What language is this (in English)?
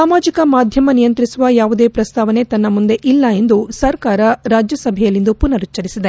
Kannada